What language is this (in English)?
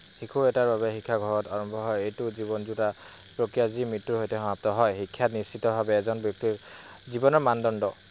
Assamese